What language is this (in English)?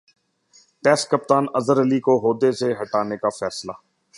Urdu